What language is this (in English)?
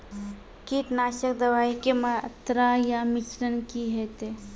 Maithili